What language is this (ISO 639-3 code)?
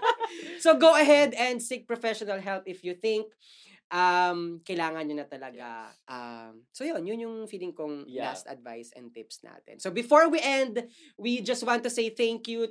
fil